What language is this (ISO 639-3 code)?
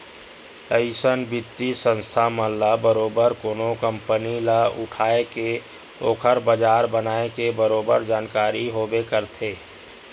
hne